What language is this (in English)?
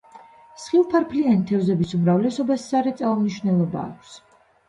Georgian